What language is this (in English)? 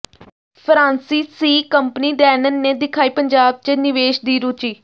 Punjabi